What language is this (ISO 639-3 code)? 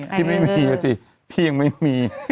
tha